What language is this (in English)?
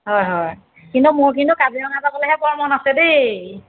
Assamese